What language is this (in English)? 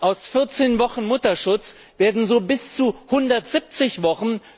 German